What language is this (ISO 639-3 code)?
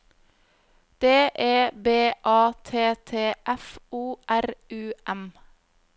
nor